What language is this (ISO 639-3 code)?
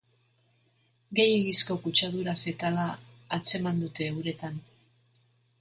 eus